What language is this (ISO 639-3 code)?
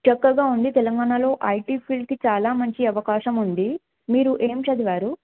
tel